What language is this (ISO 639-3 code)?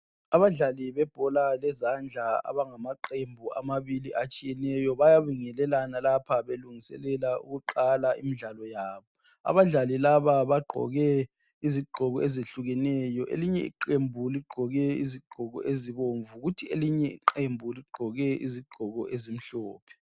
nde